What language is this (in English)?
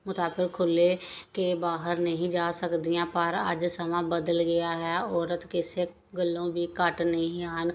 Punjabi